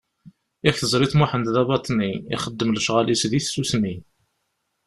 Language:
Kabyle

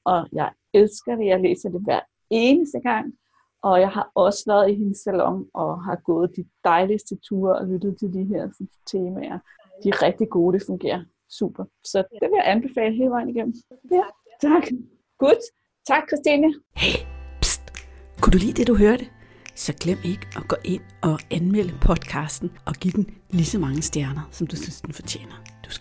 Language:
Danish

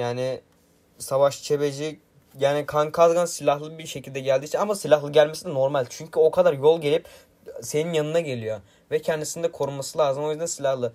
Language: Turkish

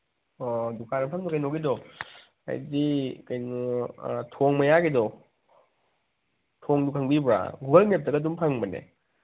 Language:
Manipuri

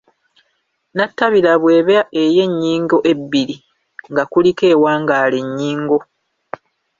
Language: Ganda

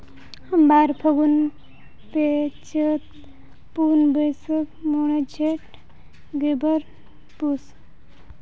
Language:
Santali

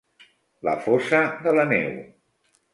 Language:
Catalan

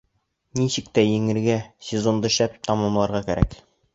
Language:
Bashkir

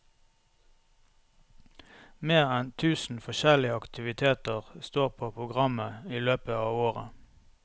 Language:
Norwegian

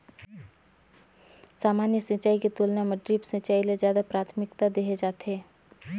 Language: Chhattisgarhi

